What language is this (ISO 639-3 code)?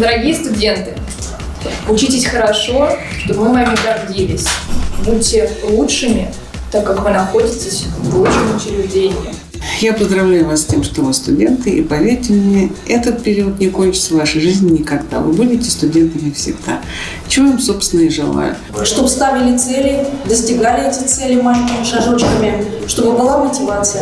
rus